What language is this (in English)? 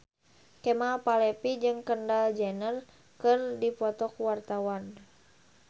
Sundanese